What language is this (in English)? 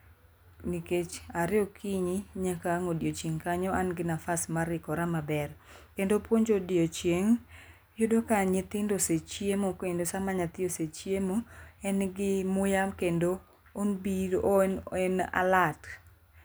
Luo (Kenya and Tanzania)